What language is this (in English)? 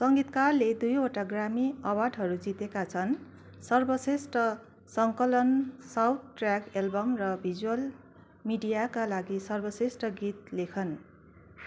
Nepali